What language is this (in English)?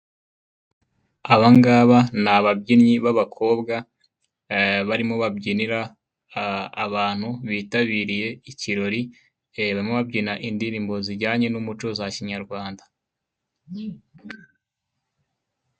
Kinyarwanda